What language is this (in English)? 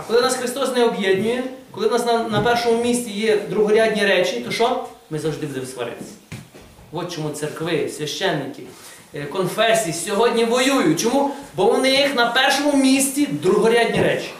Ukrainian